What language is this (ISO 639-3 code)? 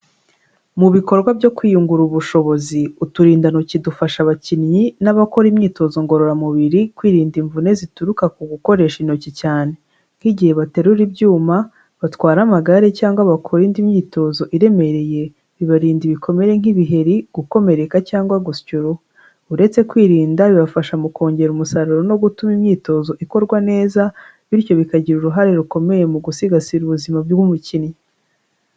kin